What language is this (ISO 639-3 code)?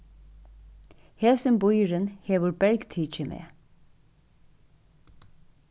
fao